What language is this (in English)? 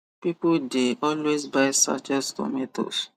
Nigerian Pidgin